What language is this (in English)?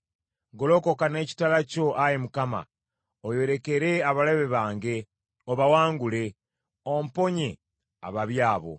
Ganda